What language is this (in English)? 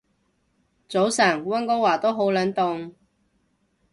Cantonese